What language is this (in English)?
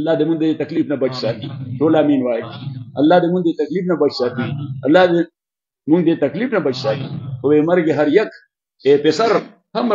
Arabic